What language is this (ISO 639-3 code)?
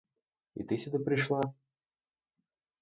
ukr